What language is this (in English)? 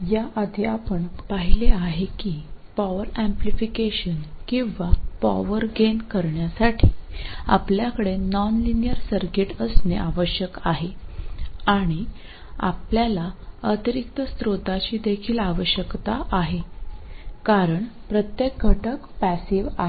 Marathi